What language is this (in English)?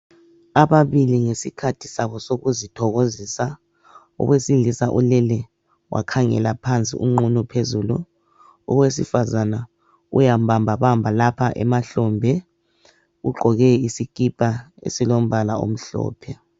North Ndebele